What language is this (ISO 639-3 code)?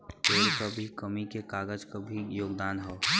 bho